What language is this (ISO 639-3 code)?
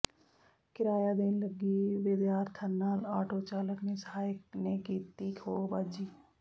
pan